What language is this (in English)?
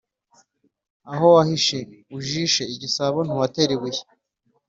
Kinyarwanda